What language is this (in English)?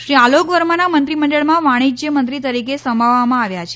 Gujarati